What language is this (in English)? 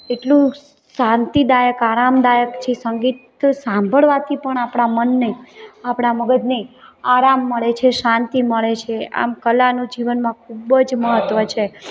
Gujarati